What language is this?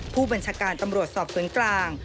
Thai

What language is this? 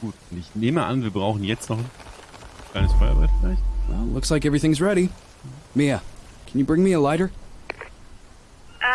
German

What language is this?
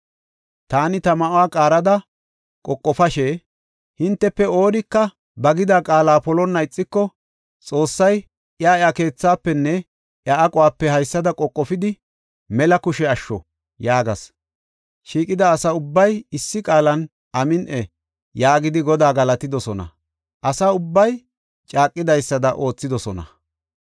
Gofa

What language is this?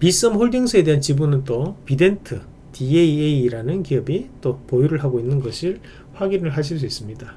Korean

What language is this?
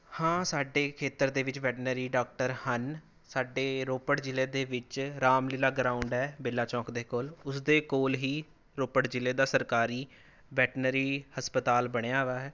Punjabi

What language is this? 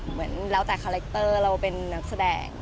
Thai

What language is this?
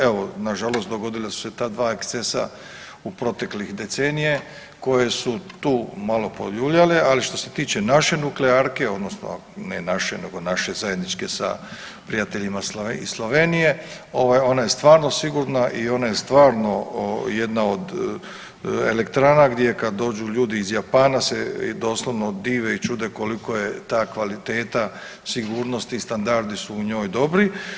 Croatian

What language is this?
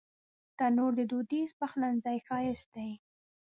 Pashto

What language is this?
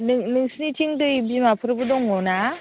Bodo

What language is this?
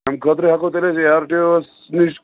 Kashmiri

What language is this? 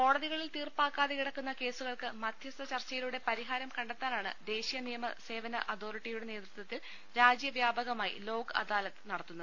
Malayalam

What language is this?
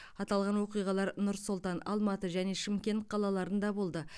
Kazakh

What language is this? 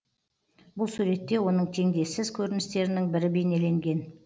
Kazakh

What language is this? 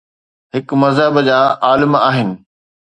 Sindhi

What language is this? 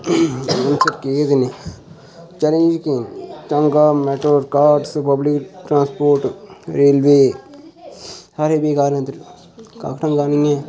Dogri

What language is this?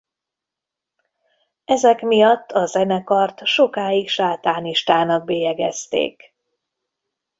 Hungarian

